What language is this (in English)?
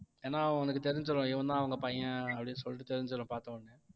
Tamil